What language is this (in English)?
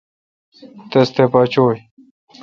Kalkoti